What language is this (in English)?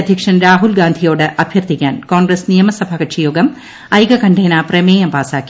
Malayalam